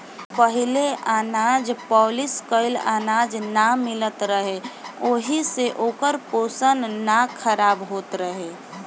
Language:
Bhojpuri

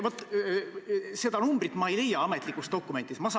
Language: Estonian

